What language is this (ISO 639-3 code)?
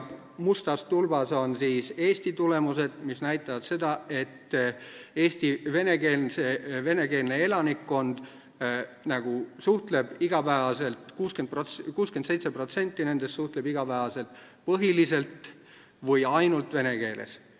est